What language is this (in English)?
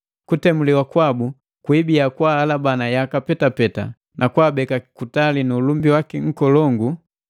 Matengo